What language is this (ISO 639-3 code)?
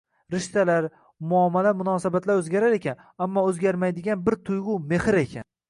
uzb